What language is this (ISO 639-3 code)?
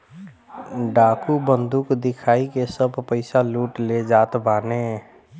bho